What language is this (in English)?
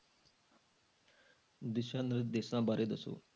Punjabi